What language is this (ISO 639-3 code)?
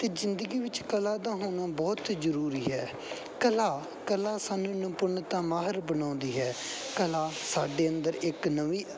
pan